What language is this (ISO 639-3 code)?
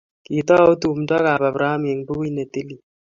kln